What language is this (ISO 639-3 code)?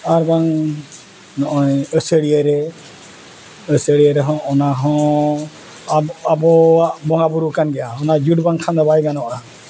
sat